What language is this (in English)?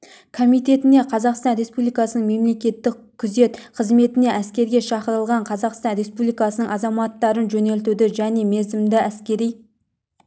Kazakh